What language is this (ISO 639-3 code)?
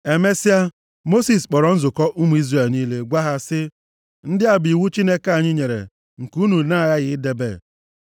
ibo